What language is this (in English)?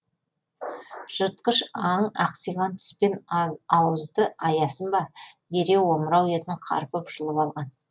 Kazakh